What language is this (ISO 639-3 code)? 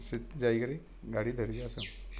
ori